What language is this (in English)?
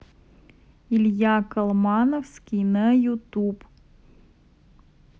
Russian